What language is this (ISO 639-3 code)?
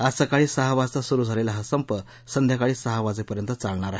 mar